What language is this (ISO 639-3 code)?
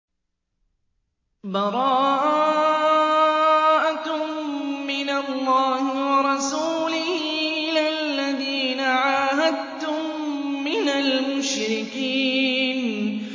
ara